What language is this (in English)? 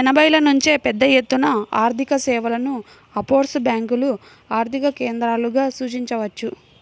Telugu